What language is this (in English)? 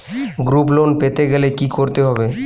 Bangla